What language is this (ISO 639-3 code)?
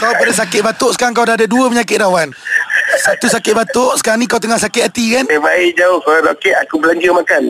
msa